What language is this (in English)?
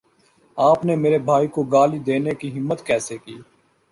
Urdu